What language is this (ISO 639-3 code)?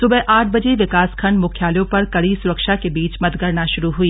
hin